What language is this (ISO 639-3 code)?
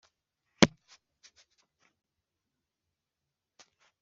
kin